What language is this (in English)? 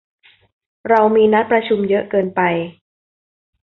Thai